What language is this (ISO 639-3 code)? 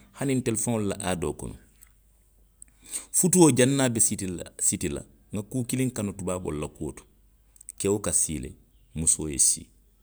mlq